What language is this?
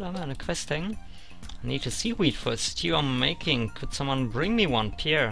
German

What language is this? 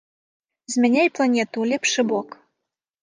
Belarusian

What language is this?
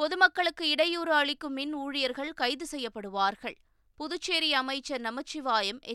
Tamil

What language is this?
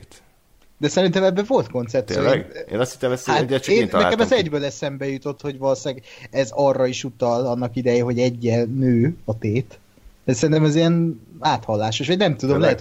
Hungarian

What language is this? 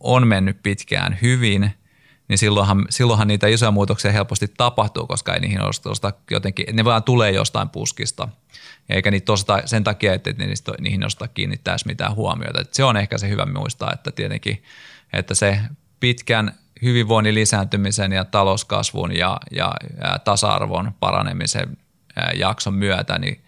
Finnish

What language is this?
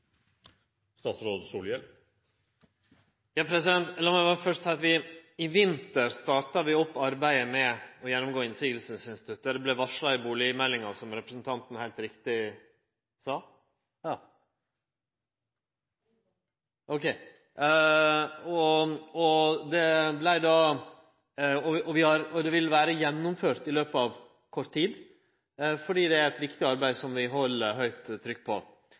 Norwegian Nynorsk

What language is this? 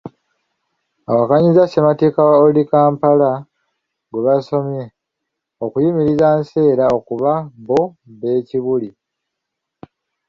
Ganda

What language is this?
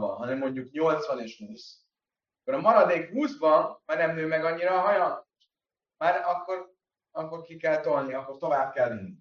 Hungarian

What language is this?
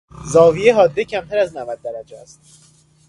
Persian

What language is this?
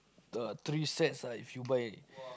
English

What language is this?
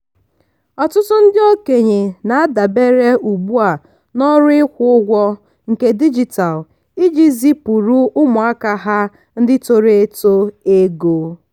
Igbo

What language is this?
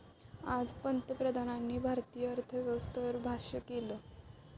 Marathi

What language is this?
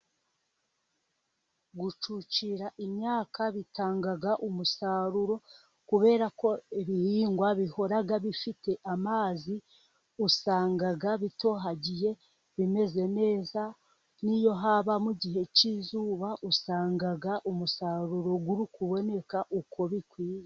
Kinyarwanda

